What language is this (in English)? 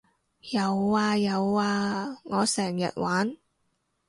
Cantonese